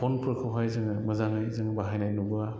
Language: Bodo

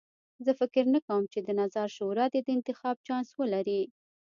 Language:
Pashto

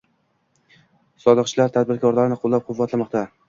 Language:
Uzbek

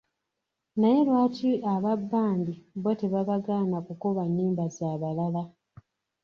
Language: Ganda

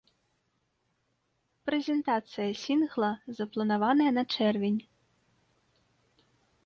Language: Belarusian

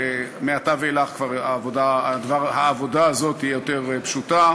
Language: Hebrew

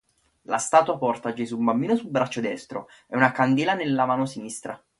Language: Italian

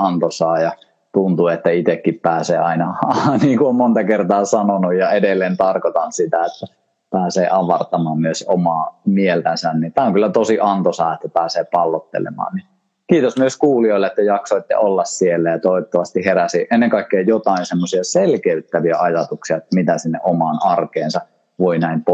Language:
Finnish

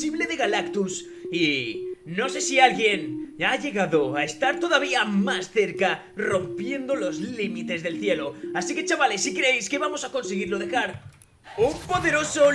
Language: Spanish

